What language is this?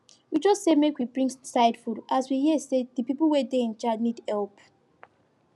Nigerian Pidgin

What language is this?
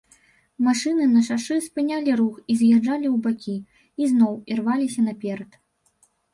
Belarusian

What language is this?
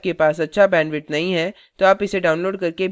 Hindi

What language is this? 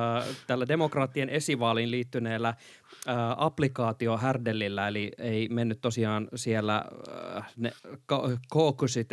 Finnish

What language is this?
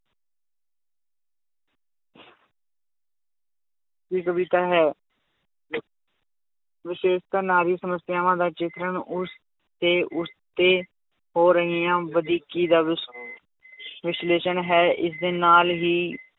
Punjabi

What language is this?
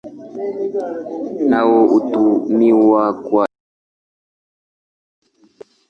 Swahili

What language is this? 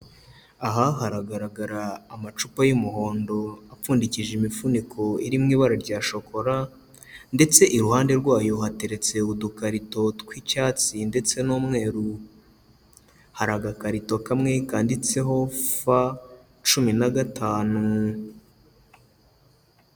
Kinyarwanda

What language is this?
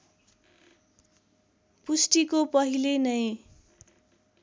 Nepali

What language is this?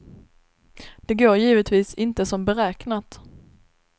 Swedish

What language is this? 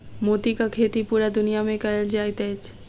Maithili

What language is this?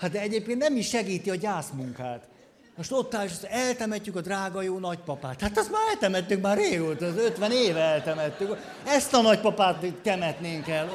Hungarian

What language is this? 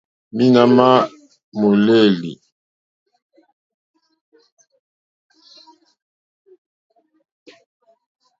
Mokpwe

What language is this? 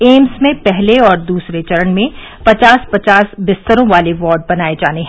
Hindi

